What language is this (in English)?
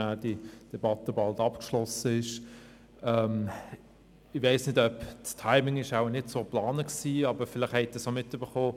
Swiss German